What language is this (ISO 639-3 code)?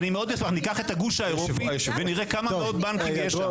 heb